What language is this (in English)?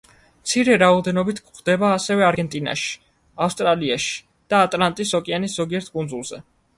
Georgian